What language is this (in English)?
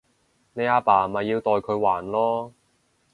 Cantonese